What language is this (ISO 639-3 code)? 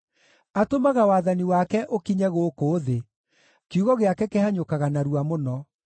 kik